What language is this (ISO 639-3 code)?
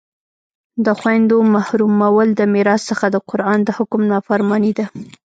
pus